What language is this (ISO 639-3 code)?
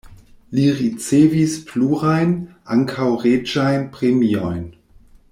epo